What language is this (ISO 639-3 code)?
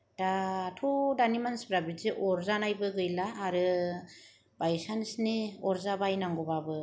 brx